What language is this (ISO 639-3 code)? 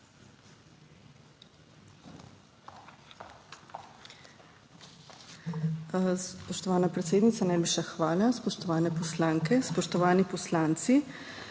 slv